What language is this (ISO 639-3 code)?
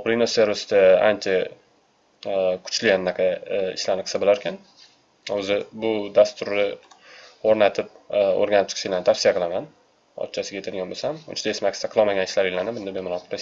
tur